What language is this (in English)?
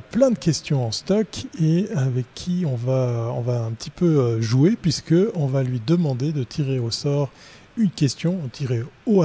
French